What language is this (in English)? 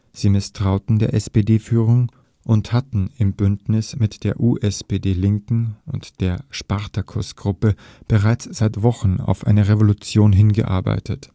German